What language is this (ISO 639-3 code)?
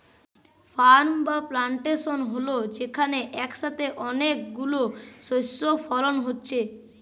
ben